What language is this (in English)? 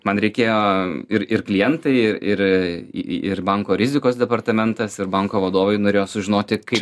Lithuanian